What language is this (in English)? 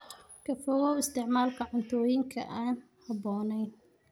Somali